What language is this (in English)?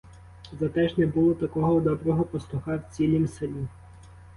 Ukrainian